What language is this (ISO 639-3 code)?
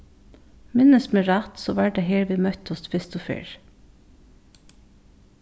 fao